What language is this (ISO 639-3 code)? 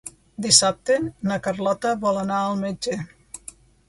cat